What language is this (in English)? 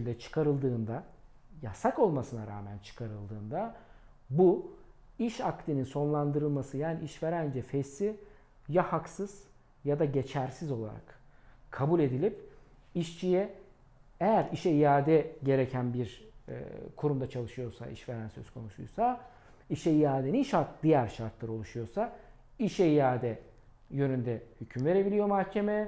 Turkish